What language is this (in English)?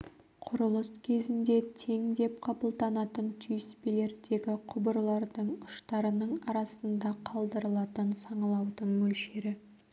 Kazakh